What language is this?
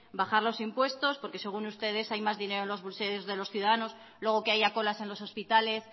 Spanish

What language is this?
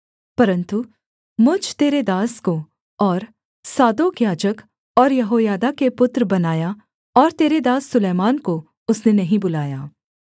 Hindi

